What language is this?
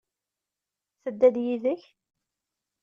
Kabyle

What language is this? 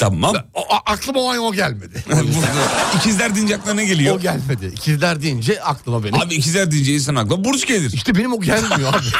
Turkish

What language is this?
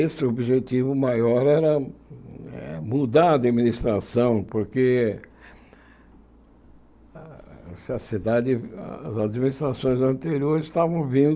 Portuguese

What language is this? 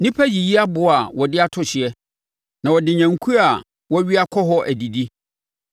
Akan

